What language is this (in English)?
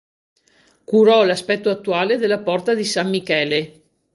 Italian